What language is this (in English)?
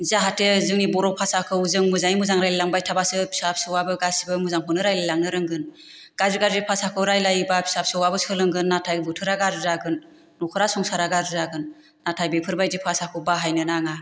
Bodo